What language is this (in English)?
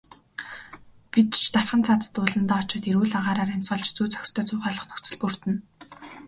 Mongolian